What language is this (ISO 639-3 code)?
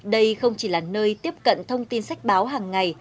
vie